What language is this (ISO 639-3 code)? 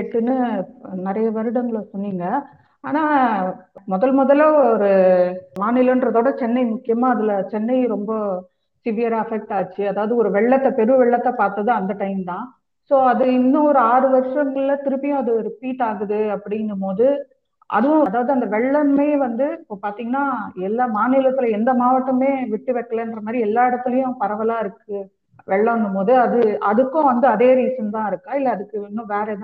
tam